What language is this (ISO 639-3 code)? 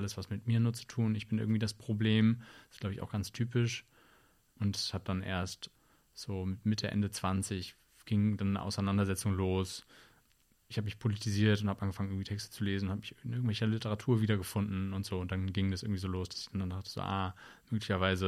deu